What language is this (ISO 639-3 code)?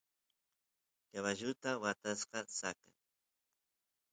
qus